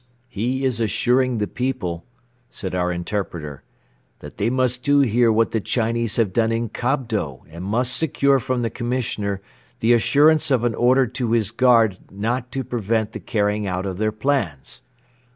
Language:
English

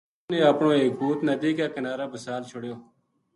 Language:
Gujari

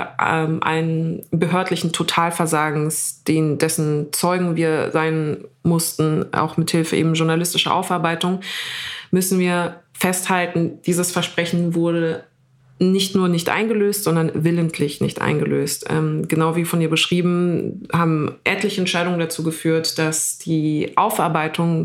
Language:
German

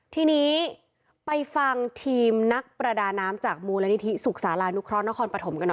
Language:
Thai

